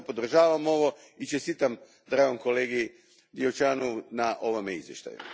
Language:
Croatian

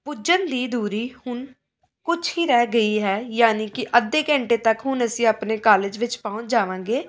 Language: Punjabi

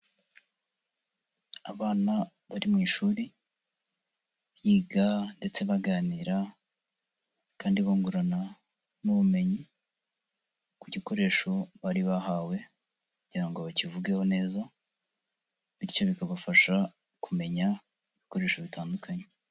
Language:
Kinyarwanda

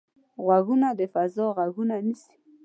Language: Pashto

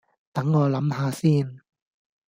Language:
Cantonese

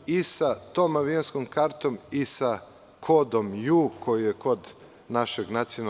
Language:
Serbian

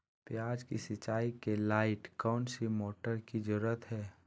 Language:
Magahi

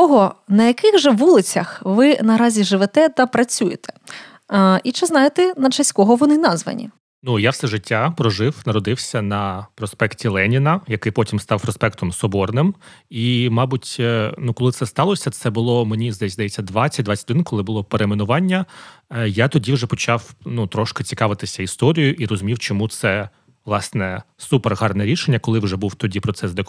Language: Ukrainian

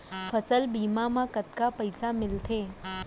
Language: Chhattisgarhi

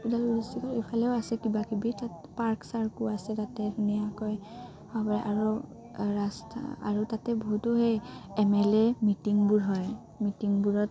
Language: Assamese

